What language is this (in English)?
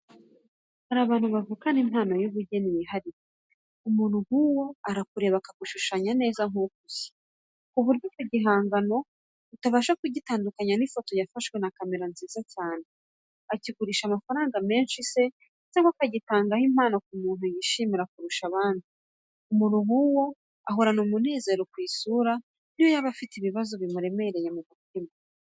Kinyarwanda